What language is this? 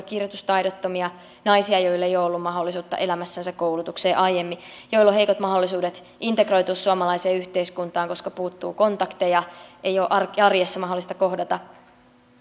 Finnish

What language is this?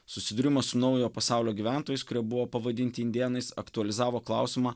Lithuanian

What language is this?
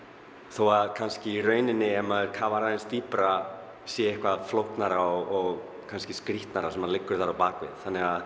Icelandic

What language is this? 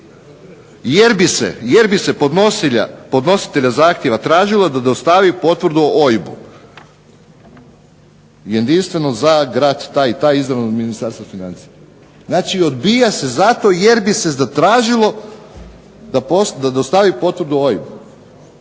Croatian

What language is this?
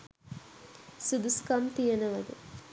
Sinhala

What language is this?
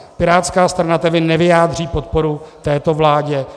Czech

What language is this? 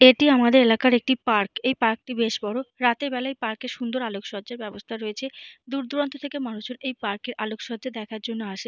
Bangla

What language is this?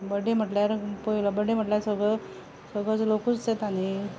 Konkani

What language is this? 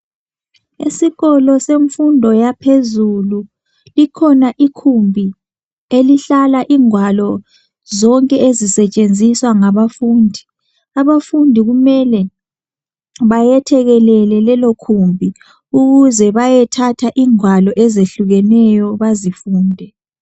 North Ndebele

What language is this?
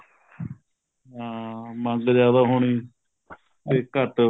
Punjabi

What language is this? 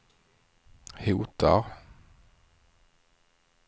Swedish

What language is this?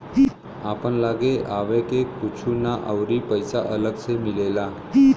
Bhojpuri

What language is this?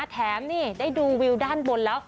Thai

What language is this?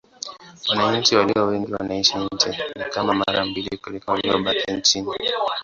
Swahili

